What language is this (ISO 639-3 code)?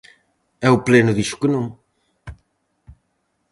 glg